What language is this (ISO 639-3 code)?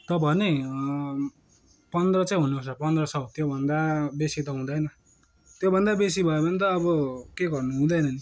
nep